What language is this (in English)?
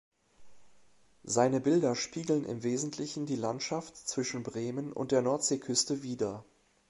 German